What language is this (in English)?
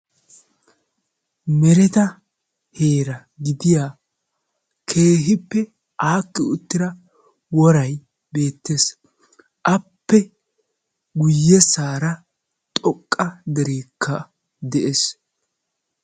Wolaytta